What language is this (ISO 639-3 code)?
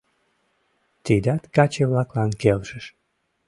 chm